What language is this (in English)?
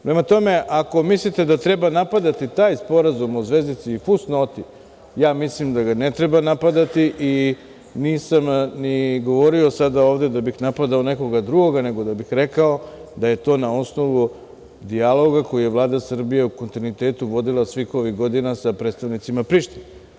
Serbian